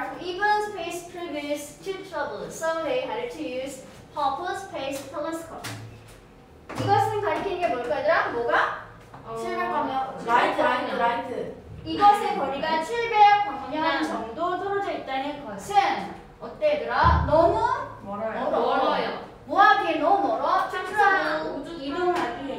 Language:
Korean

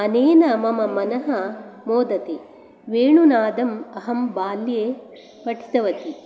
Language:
Sanskrit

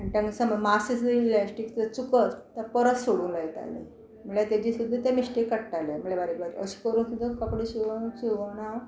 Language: Konkani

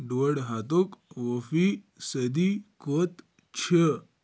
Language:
Kashmiri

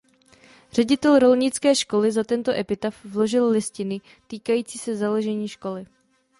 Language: Czech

